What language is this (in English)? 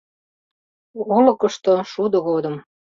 Mari